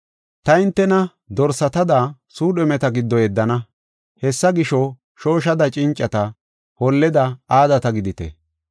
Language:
Gofa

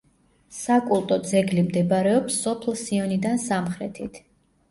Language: Georgian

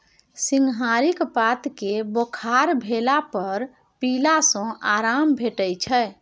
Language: Maithili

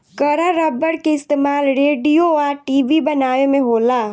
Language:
Bhojpuri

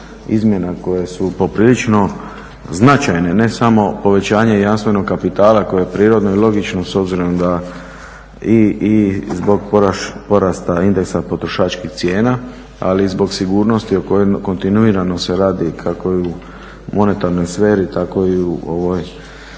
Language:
Croatian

